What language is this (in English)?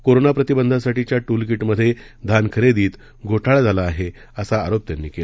Marathi